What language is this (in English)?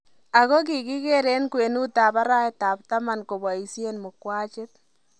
Kalenjin